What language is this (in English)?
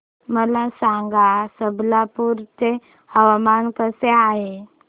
Marathi